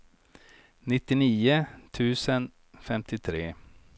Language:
Swedish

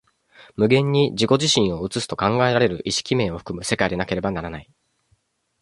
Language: Japanese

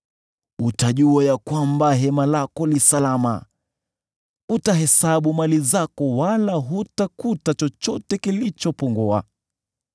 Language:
Swahili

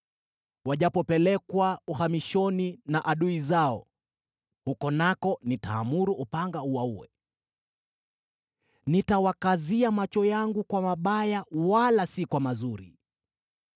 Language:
Swahili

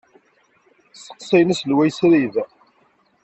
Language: Kabyle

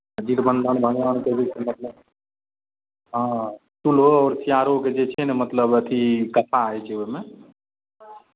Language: Maithili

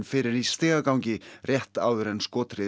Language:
Icelandic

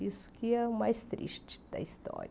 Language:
Portuguese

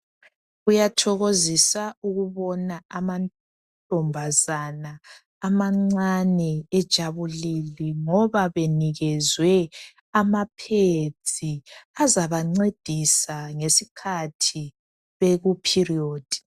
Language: North Ndebele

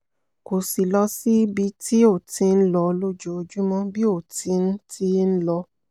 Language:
Yoruba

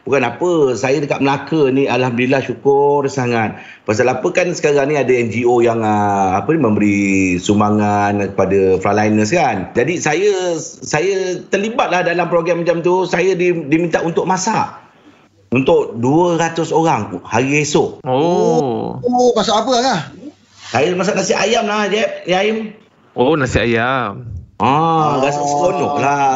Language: Malay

